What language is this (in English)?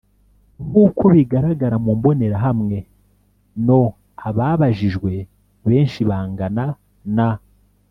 Kinyarwanda